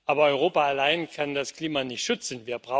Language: German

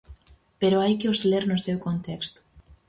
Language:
Galician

